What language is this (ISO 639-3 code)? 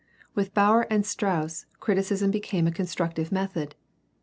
eng